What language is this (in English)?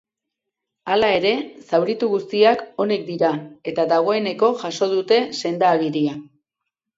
Basque